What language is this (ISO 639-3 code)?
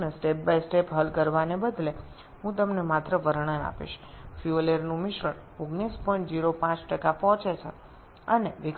ben